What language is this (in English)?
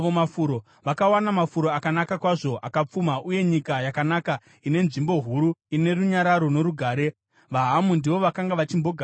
Shona